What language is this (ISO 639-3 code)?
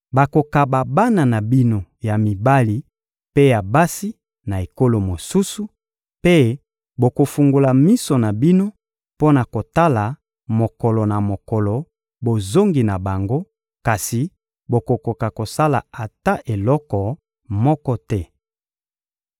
lin